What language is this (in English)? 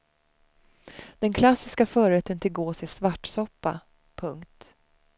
Swedish